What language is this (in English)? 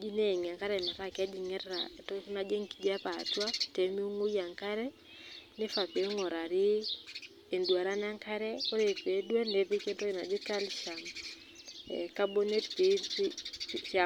Masai